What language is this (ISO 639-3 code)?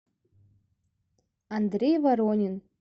rus